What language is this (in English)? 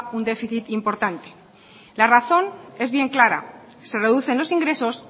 Spanish